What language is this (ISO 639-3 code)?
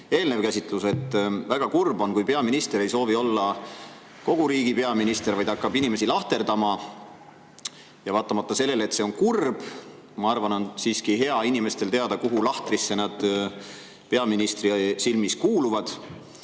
est